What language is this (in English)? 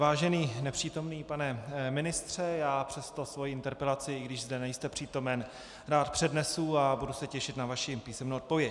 Czech